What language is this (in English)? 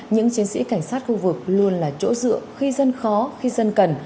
Vietnamese